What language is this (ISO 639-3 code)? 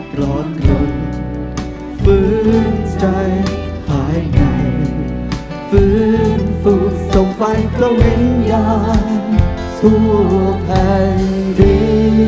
tha